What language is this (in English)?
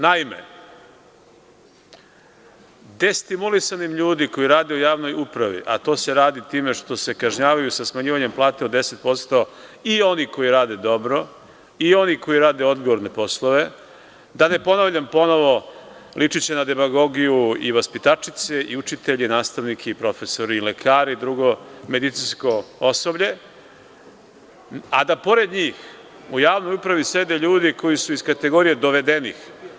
Serbian